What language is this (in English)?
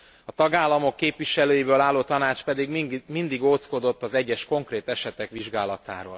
Hungarian